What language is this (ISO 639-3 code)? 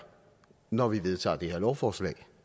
dan